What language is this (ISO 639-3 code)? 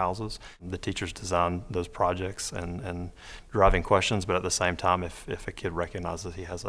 eng